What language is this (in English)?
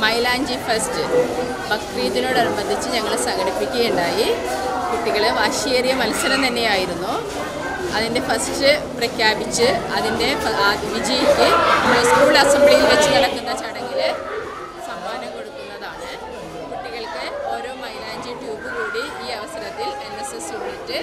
Malayalam